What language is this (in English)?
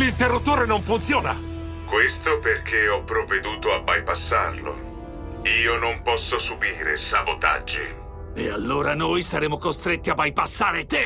Italian